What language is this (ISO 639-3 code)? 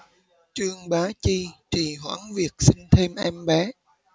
vie